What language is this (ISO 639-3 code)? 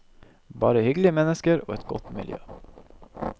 nor